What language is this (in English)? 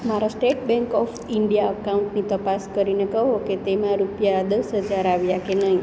Gujarati